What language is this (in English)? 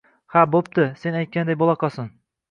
Uzbek